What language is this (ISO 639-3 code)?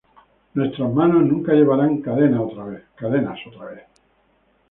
spa